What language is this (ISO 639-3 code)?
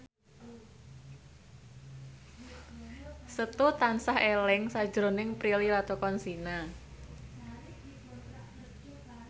jav